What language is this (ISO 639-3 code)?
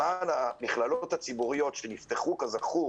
heb